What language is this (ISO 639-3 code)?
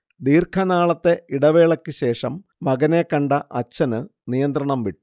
mal